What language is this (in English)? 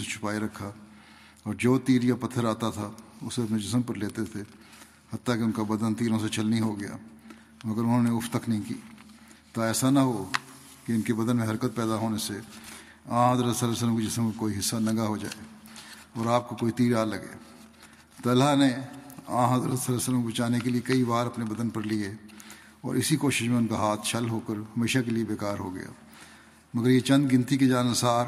Urdu